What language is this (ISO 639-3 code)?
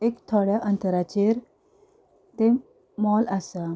kok